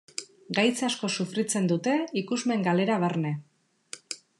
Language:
Basque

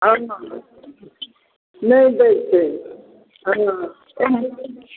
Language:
Maithili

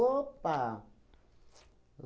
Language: Portuguese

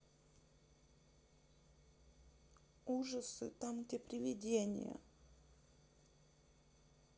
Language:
Russian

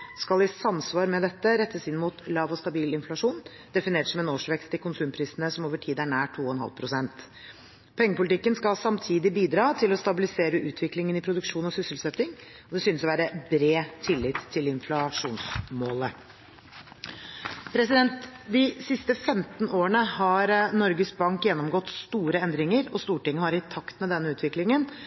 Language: Norwegian Bokmål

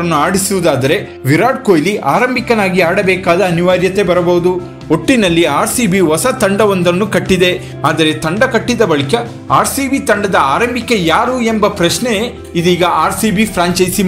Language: Romanian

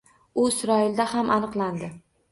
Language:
Uzbek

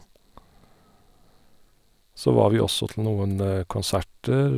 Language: Norwegian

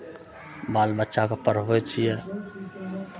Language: Maithili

